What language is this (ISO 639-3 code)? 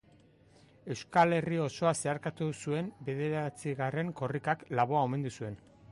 eus